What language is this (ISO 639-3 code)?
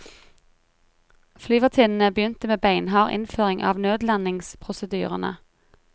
nor